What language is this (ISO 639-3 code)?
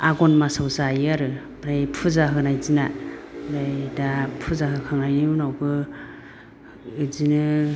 brx